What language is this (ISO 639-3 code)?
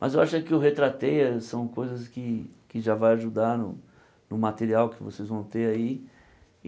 por